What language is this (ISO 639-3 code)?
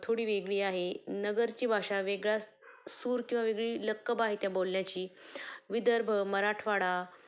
mar